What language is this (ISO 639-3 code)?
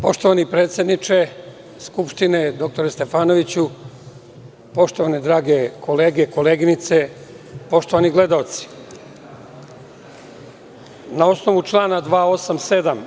srp